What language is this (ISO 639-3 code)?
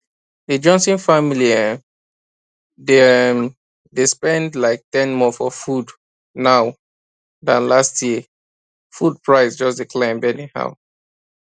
pcm